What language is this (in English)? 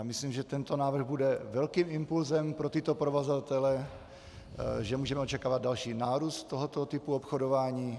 Czech